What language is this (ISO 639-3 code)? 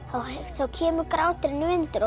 isl